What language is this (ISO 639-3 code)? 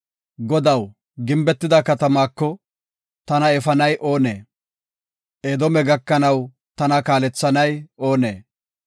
gof